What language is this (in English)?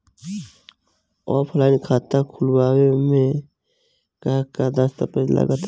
Bhojpuri